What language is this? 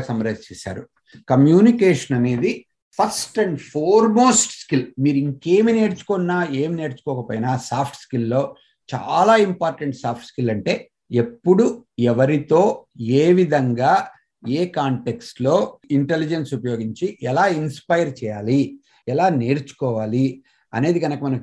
Telugu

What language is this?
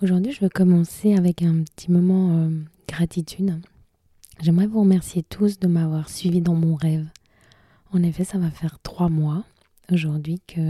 French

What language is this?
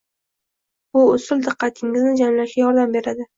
Uzbek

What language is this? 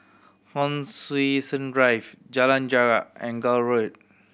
English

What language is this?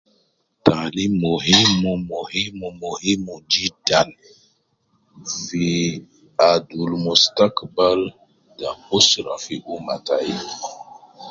Nubi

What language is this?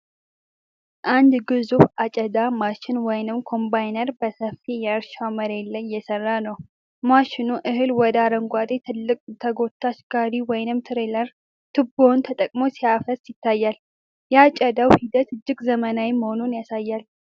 Amharic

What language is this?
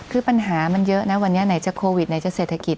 Thai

